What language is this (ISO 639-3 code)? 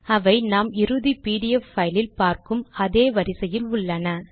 tam